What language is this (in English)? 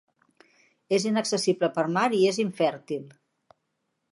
Catalan